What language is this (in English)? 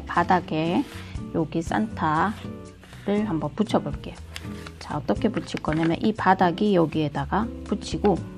Korean